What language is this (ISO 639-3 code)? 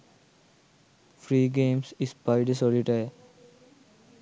sin